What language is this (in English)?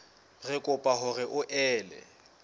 Southern Sotho